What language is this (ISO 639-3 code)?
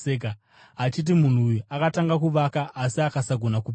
sna